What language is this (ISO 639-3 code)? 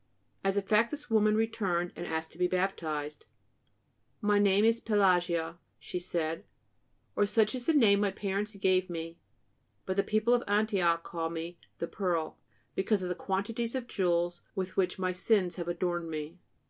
eng